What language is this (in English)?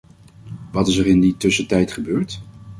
Dutch